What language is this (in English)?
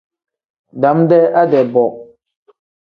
Tem